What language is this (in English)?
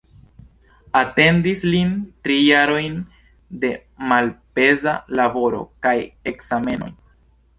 Esperanto